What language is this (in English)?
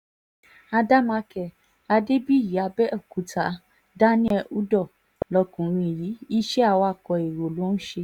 Yoruba